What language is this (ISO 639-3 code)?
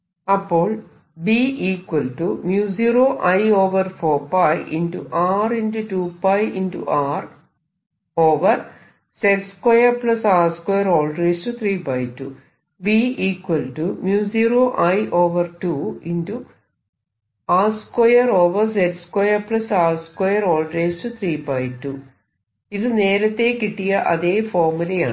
mal